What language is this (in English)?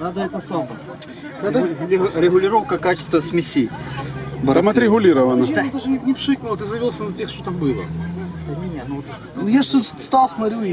Russian